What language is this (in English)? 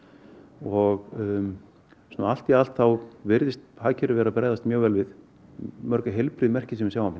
Icelandic